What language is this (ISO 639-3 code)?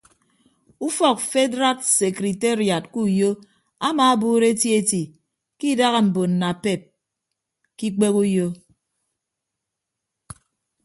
ibb